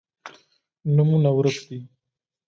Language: Pashto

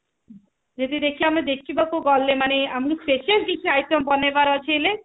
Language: Odia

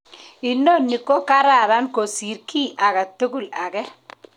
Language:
Kalenjin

